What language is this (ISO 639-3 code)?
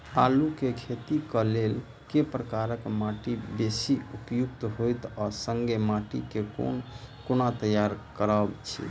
mai